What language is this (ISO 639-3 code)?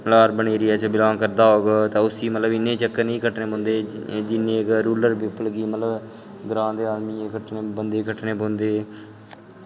doi